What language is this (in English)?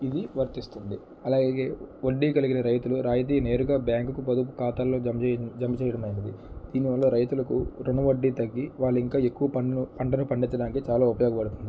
Telugu